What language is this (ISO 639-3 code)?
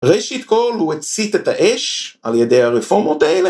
heb